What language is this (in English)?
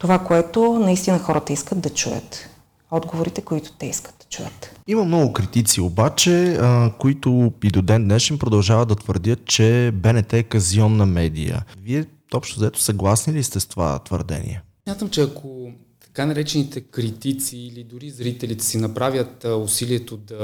Bulgarian